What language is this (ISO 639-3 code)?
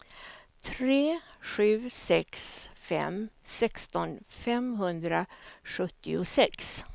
swe